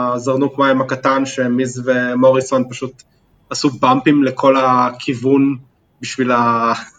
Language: Hebrew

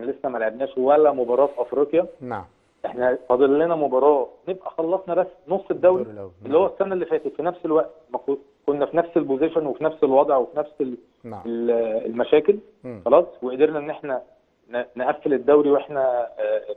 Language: Arabic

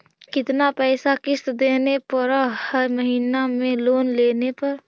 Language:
Magahi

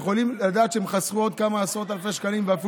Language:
Hebrew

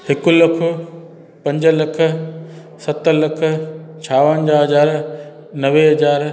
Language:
Sindhi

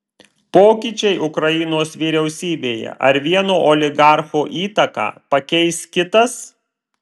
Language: Lithuanian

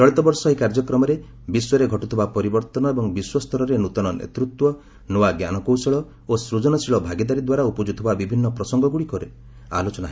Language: Odia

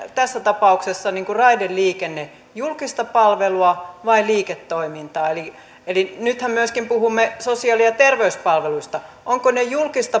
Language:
Finnish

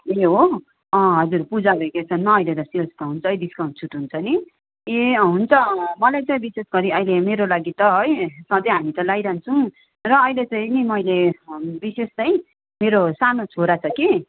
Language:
Nepali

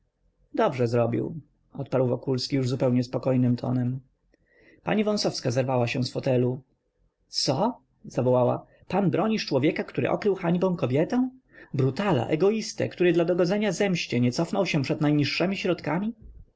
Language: Polish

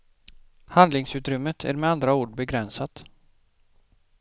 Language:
Swedish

